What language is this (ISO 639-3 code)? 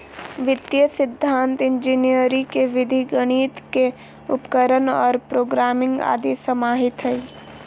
mag